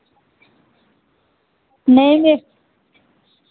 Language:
Dogri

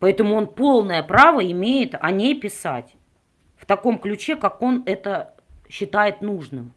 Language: Russian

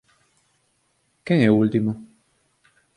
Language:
Galician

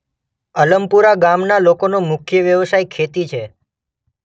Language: Gujarati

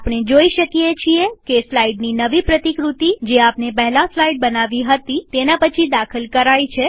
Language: Gujarati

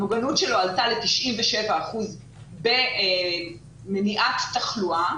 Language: Hebrew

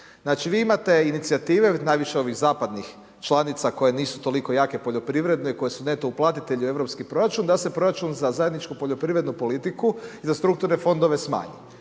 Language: Croatian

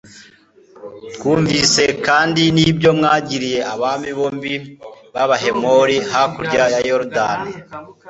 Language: Kinyarwanda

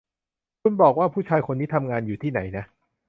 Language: Thai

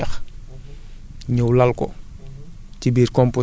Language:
Wolof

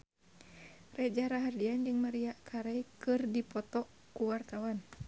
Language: Sundanese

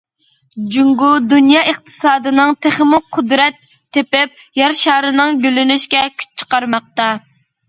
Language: Uyghur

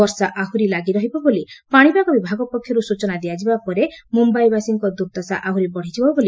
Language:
Odia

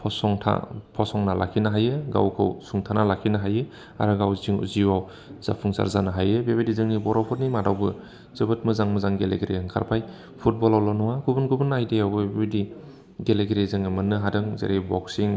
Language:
Bodo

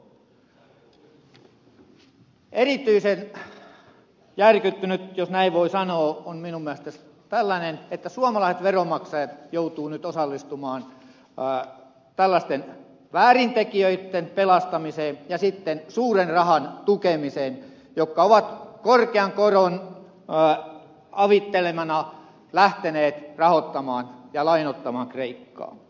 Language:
Finnish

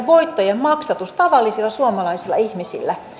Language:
Finnish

